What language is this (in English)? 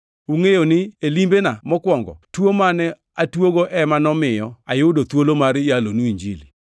Luo (Kenya and Tanzania)